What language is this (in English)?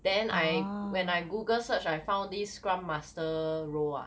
English